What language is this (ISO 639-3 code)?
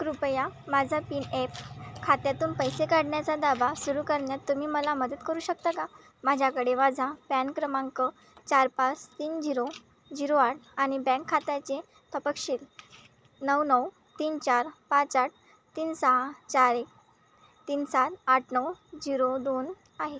mar